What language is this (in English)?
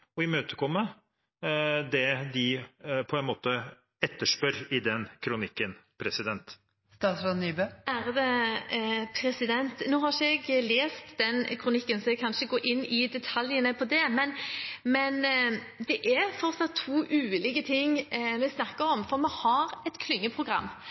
Norwegian Bokmål